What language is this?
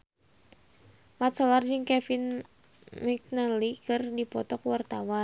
Sundanese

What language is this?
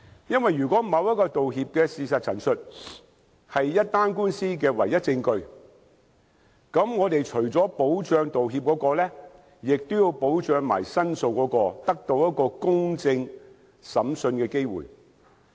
Cantonese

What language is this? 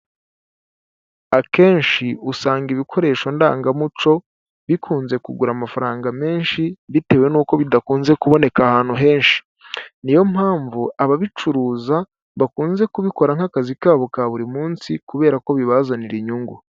Kinyarwanda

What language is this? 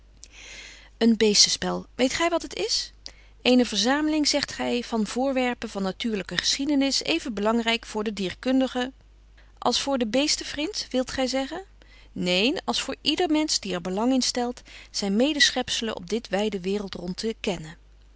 Dutch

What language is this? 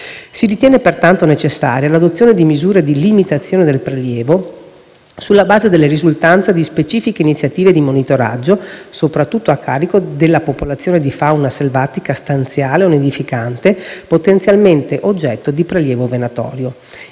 Italian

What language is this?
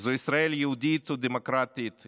Hebrew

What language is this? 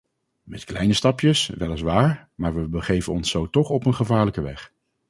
Dutch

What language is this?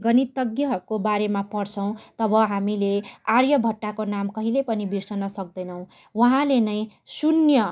Nepali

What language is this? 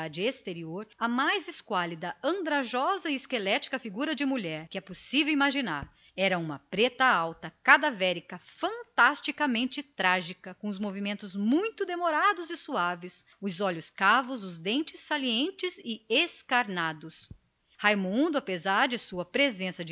Portuguese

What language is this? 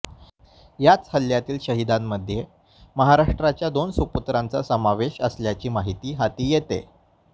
Marathi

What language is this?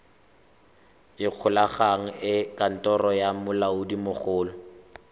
Tswana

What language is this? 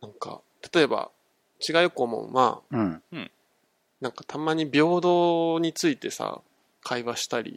Japanese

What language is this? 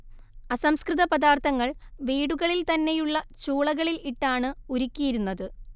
Malayalam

